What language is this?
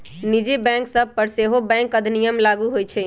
Magahi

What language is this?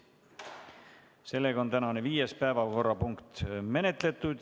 Estonian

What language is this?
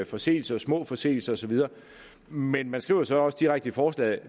Danish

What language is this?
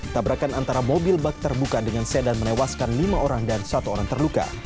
Indonesian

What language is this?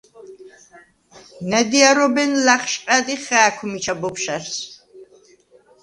Svan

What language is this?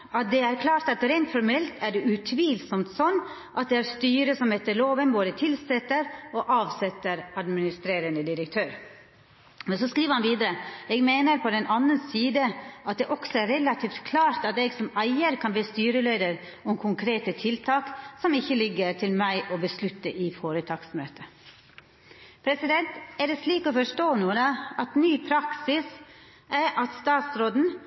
Norwegian Nynorsk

